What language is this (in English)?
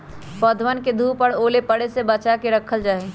Magahi